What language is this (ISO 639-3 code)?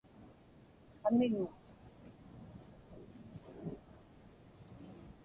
ipk